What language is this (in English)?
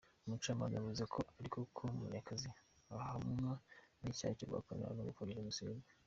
Kinyarwanda